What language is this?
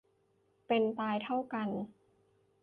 Thai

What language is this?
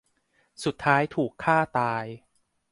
Thai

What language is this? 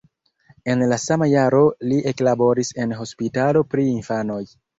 Esperanto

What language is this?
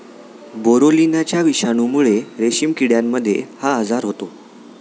Marathi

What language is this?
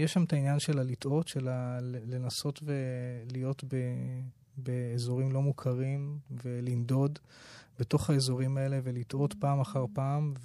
Hebrew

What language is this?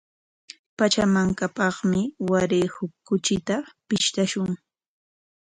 Corongo Ancash Quechua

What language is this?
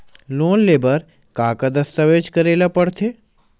Chhattisgarhi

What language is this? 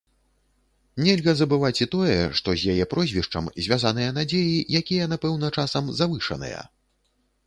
Belarusian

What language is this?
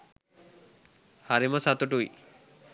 Sinhala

